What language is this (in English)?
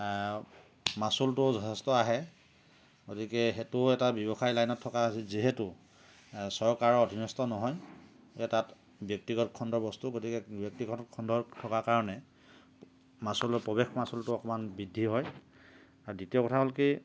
Assamese